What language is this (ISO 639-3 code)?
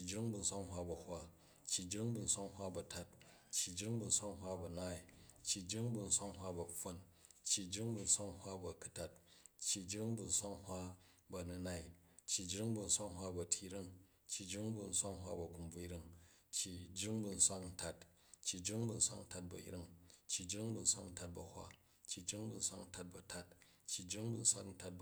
kaj